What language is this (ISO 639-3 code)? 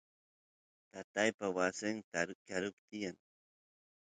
qus